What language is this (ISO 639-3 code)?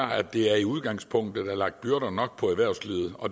dan